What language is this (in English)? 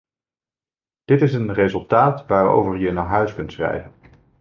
Dutch